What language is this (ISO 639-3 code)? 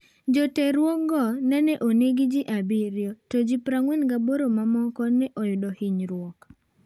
luo